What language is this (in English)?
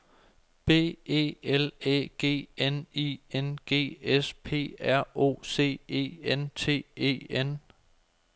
Danish